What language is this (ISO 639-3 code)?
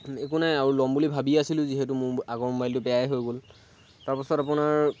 asm